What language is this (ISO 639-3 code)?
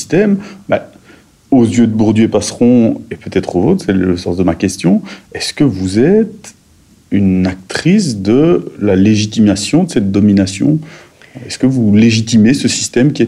fra